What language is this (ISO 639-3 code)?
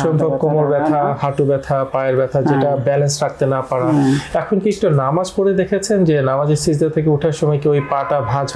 eng